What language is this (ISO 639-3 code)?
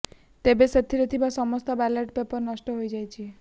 ori